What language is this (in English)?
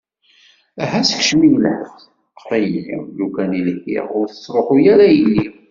Kabyle